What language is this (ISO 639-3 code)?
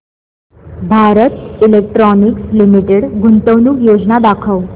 mar